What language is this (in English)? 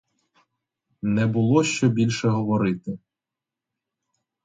Ukrainian